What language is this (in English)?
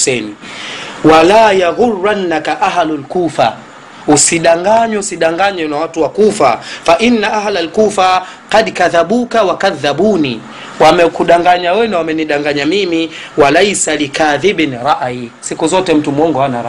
Swahili